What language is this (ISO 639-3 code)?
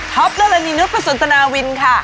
tha